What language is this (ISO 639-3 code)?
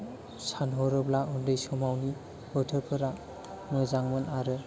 brx